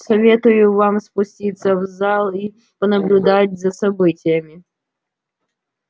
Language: Russian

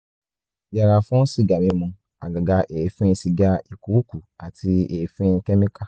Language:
Yoruba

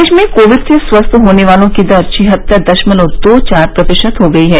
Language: Hindi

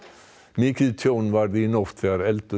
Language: Icelandic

